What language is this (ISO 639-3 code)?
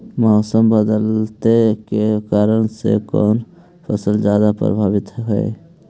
mag